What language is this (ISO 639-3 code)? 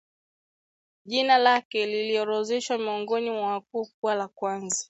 swa